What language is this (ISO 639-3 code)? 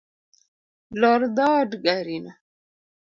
luo